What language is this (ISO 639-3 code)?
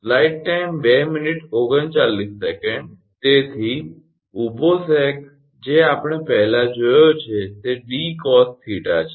guj